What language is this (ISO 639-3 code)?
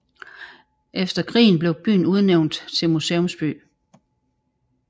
dan